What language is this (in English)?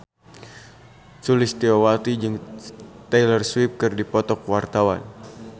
Sundanese